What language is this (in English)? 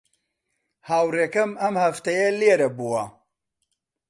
Central Kurdish